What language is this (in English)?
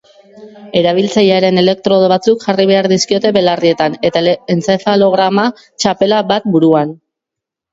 Basque